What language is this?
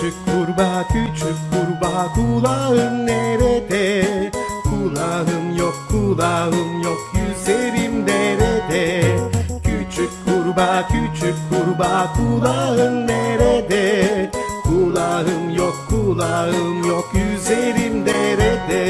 Turkish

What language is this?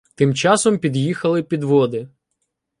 Ukrainian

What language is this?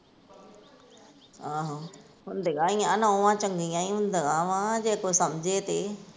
Punjabi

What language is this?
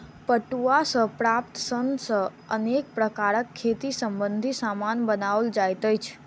Maithili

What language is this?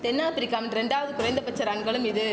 Tamil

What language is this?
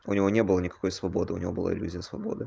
Russian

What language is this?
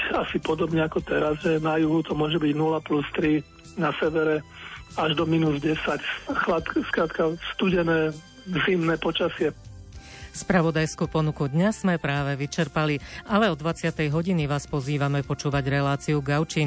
Slovak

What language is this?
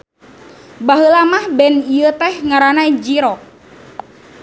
Sundanese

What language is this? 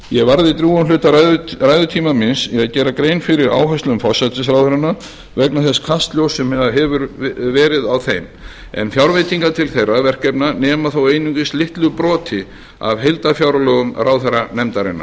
Icelandic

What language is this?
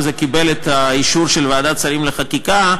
Hebrew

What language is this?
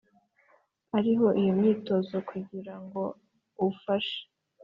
Kinyarwanda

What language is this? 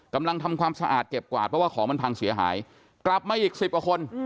Thai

